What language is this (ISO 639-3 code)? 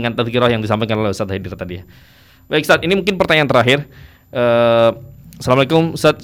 ind